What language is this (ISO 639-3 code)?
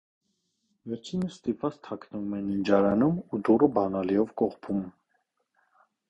hye